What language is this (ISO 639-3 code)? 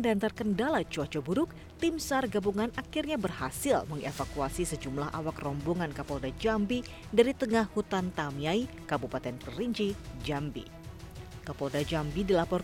ind